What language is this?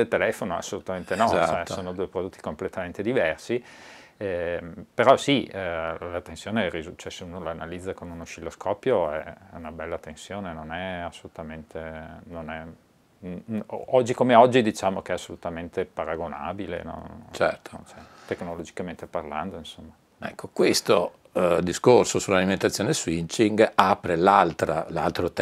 Italian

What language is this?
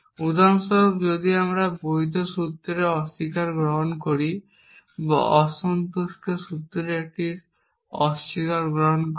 Bangla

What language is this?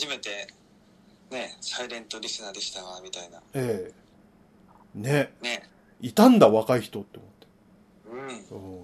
Japanese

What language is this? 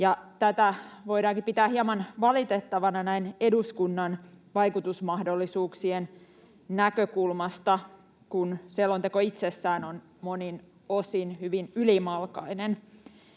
Finnish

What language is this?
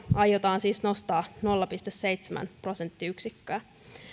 Finnish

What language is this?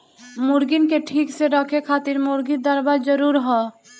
Bhojpuri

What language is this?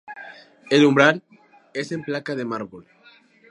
Spanish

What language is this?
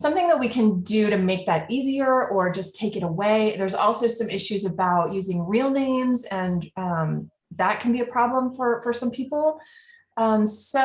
English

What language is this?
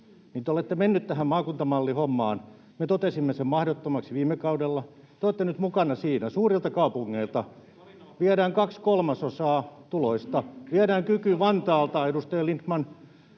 Finnish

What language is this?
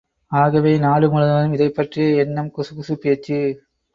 Tamil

